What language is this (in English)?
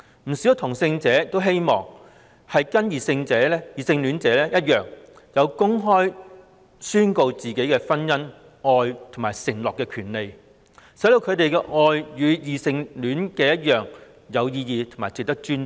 Cantonese